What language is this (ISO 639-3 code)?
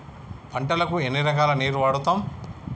tel